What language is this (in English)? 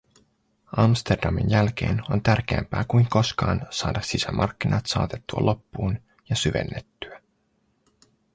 Finnish